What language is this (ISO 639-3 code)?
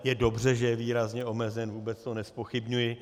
ces